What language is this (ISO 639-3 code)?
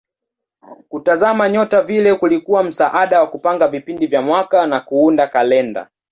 swa